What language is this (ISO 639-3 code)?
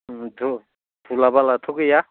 brx